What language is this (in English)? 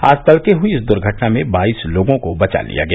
Hindi